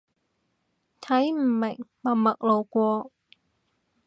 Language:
Cantonese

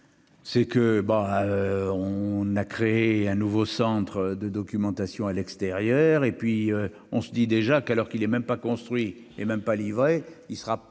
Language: French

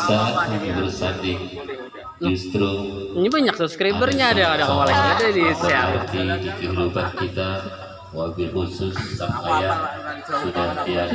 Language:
Indonesian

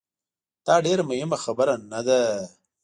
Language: Pashto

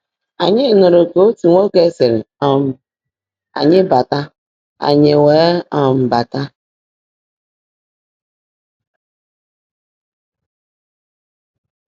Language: Igbo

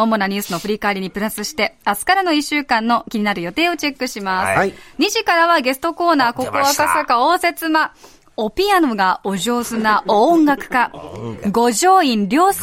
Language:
Japanese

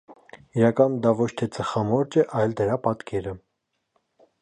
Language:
Armenian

